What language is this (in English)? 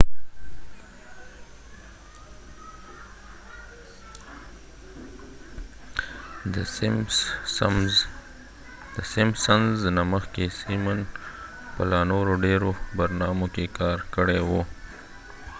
Pashto